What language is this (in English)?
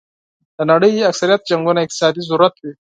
Pashto